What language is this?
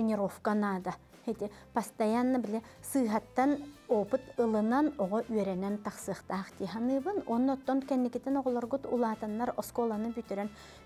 Turkish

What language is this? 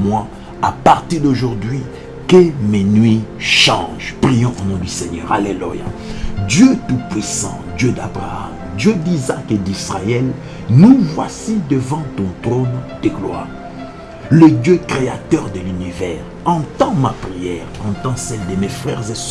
French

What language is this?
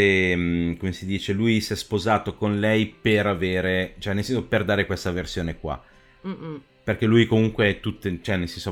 Italian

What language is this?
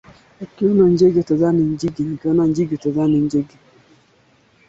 Swahili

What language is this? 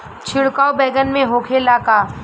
Bhojpuri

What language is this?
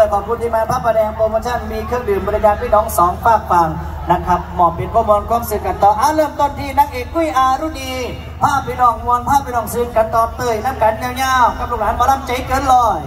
Thai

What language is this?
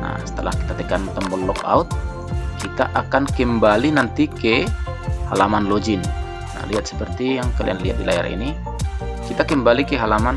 Indonesian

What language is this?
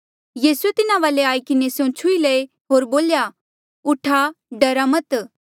Mandeali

